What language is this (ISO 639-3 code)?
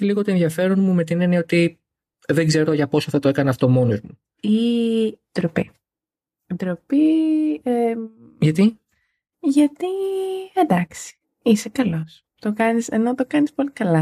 ell